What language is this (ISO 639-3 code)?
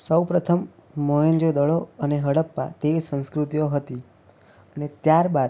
guj